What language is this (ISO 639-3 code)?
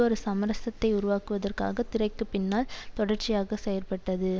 tam